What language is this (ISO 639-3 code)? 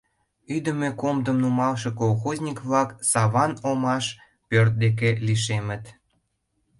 chm